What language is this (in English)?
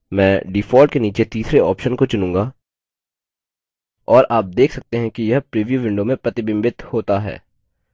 Hindi